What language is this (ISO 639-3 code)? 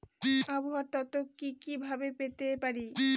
ben